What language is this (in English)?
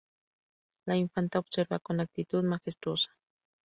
Spanish